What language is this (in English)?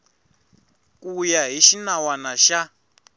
Tsonga